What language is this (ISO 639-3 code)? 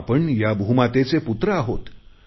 mar